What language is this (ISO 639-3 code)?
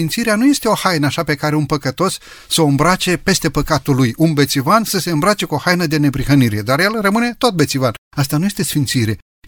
ron